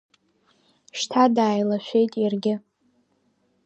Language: Abkhazian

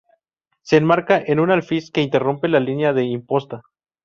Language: Spanish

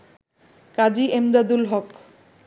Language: Bangla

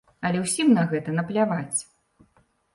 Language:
Belarusian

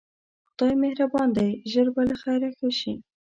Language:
Pashto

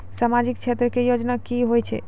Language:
Maithili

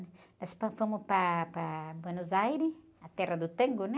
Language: Portuguese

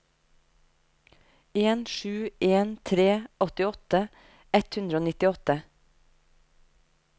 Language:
Norwegian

